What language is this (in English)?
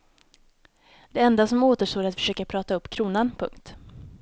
Swedish